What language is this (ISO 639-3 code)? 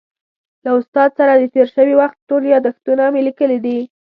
pus